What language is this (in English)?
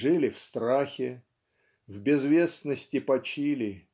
Russian